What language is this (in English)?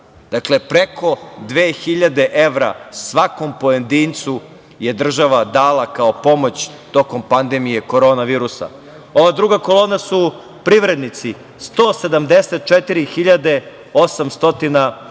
Serbian